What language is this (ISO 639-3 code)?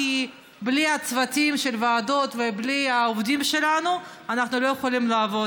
heb